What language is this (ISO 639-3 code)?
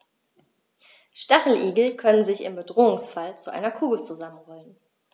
deu